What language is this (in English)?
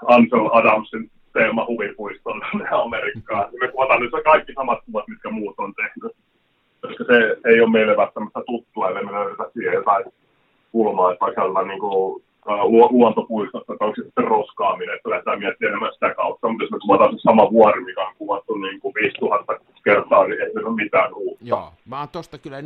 Finnish